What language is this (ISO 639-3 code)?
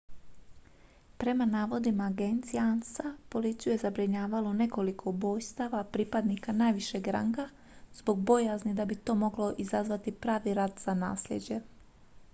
hrv